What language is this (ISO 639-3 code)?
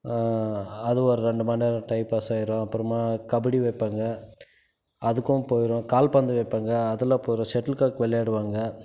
tam